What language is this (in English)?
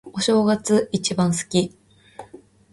Japanese